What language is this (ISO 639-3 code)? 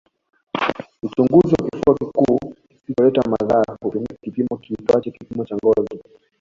swa